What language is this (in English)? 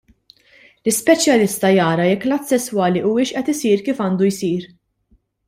Maltese